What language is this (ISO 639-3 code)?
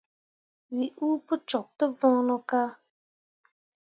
mua